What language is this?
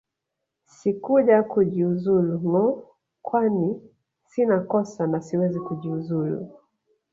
Swahili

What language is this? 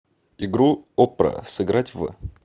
Russian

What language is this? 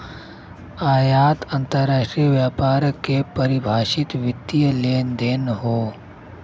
Bhojpuri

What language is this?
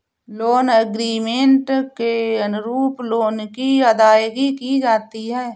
Hindi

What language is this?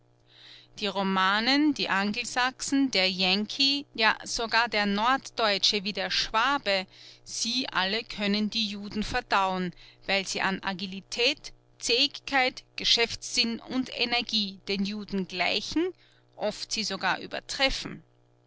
German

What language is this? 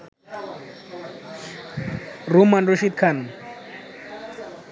Bangla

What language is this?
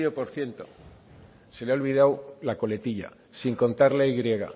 Spanish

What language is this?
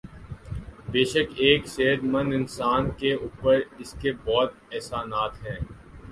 Urdu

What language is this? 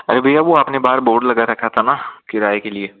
Hindi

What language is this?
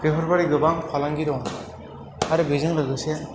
Bodo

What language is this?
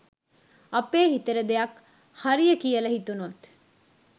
Sinhala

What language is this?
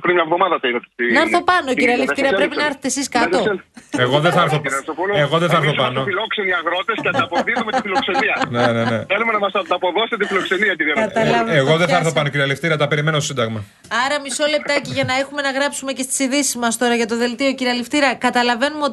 Greek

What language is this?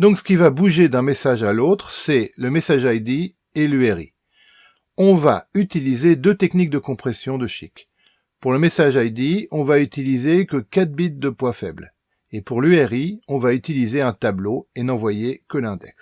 French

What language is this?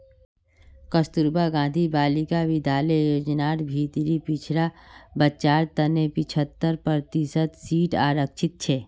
Magahi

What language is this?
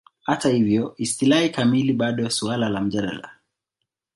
Swahili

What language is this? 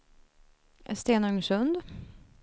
Swedish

